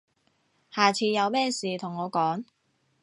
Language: Cantonese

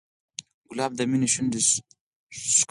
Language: Pashto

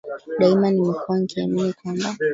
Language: Swahili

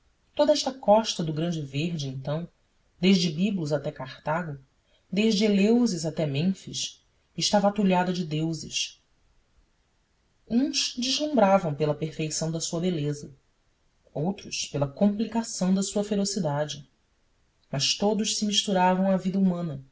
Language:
Portuguese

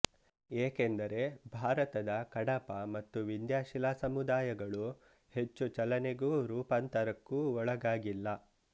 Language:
Kannada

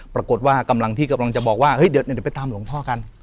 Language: Thai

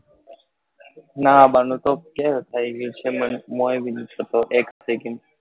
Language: Gujarati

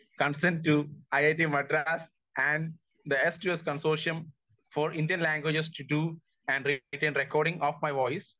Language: Malayalam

